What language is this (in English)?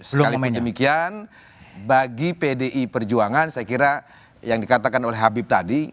Indonesian